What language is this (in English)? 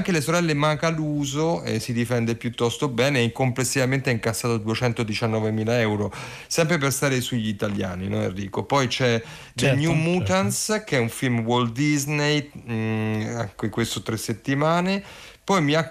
Italian